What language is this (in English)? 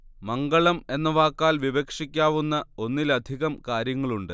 Malayalam